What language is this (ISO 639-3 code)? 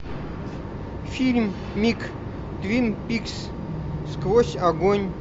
rus